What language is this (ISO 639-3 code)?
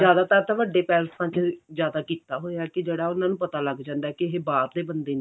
pan